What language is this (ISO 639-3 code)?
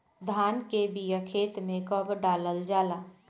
bho